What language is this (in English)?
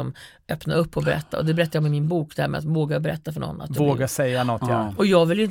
Swedish